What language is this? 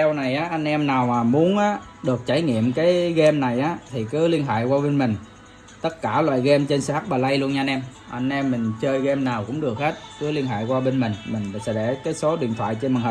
Vietnamese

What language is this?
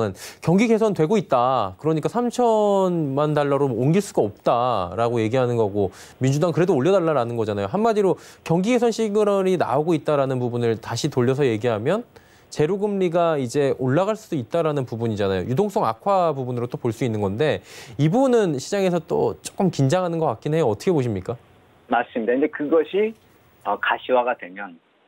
Korean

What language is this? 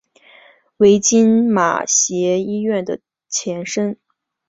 Chinese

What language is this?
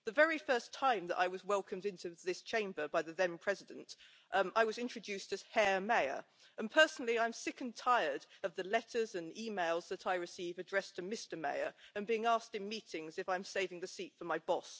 English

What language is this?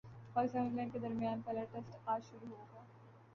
Urdu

